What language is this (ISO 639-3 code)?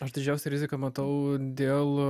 lit